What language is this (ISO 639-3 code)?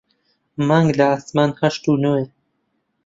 ckb